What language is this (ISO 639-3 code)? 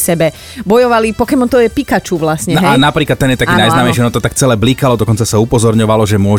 slk